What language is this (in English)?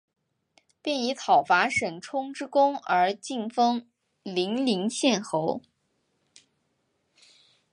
Chinese